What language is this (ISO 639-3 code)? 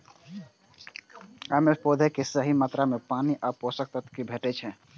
mai